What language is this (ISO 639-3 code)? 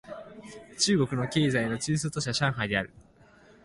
jpn